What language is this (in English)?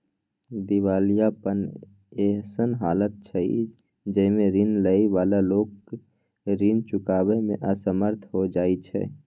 Maithili